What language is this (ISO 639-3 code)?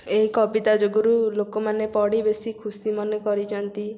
ori